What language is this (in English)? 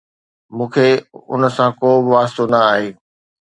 Sindhi